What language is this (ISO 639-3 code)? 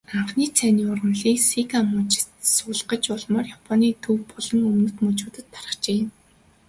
mon